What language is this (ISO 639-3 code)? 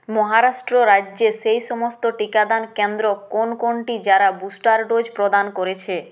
ben